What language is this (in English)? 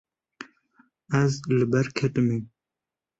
Kurdish